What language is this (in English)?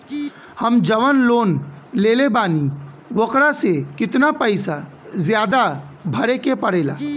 Bhojpuri